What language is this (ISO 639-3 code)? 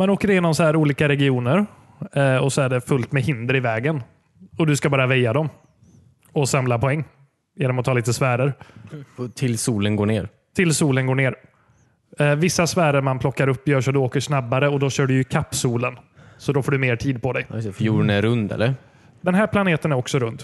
swe